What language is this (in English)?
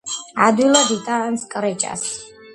Georgian